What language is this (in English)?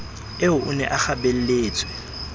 Southern Sotho